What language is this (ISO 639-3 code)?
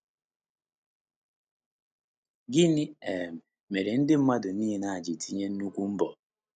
ibo